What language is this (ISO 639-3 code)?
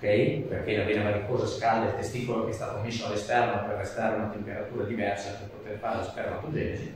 ita